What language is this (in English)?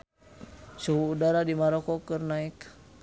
Sundanese